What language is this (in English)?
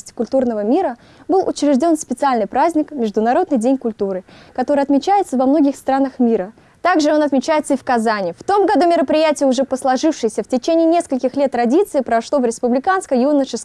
Russian